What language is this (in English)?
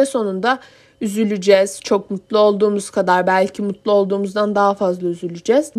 Turkish